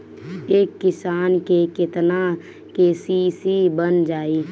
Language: Bhojpuri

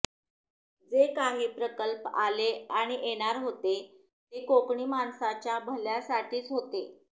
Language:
Marathi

